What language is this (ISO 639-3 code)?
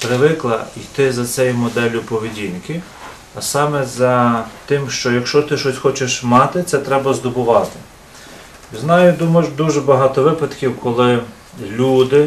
ukr